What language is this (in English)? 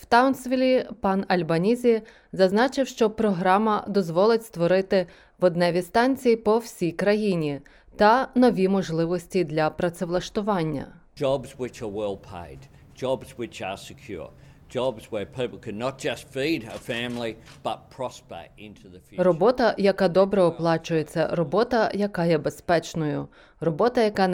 Ukrainian